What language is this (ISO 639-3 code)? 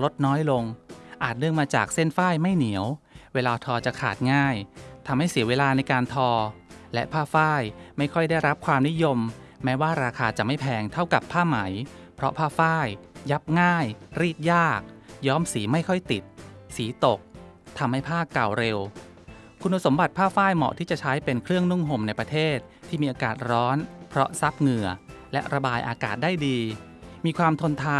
tha